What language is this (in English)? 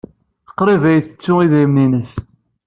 Kabyle